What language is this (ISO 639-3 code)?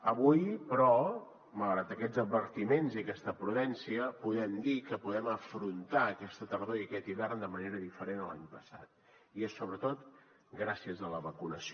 cat